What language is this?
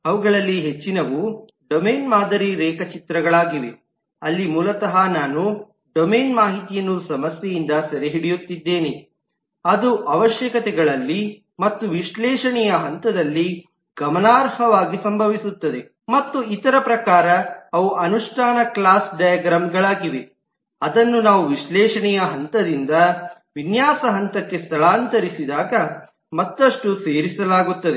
Kannada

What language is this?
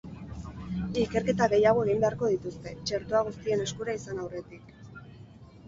Basque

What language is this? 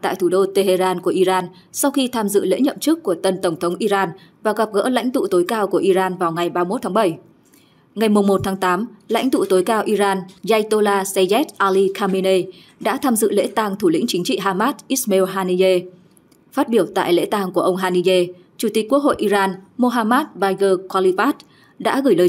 Vietnamese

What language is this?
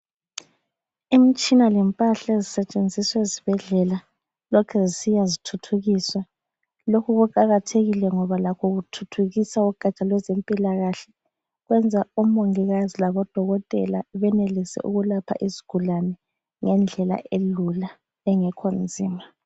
North Ndebele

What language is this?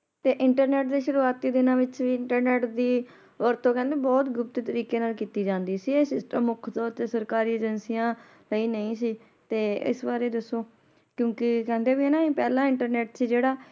Punjabi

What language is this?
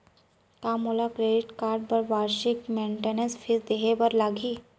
Chhattisgarhi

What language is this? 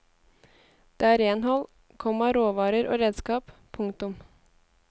Norwegian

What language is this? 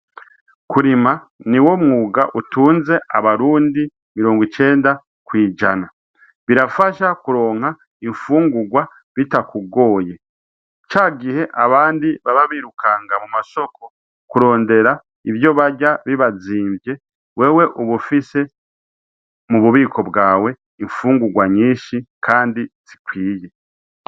Rundi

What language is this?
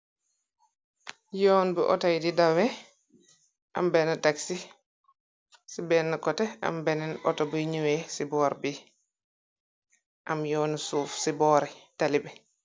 Wolof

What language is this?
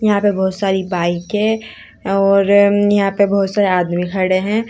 Hindi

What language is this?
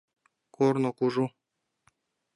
Mari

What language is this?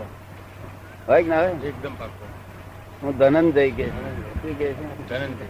Gujarati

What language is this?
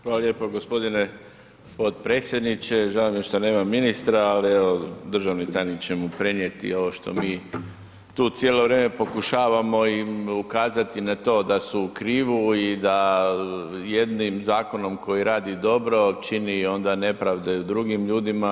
Croatian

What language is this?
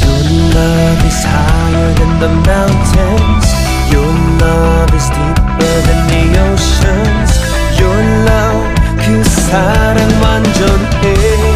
Korean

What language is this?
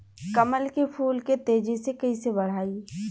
Bhojpuri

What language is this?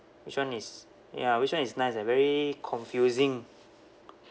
English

